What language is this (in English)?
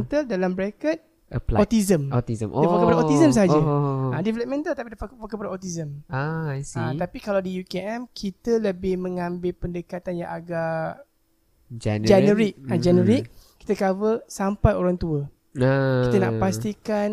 Malay